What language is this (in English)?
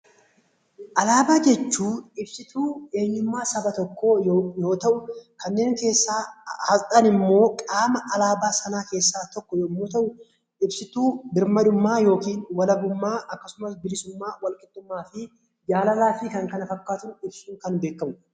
Oromo